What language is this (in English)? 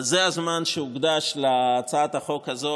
Hebrew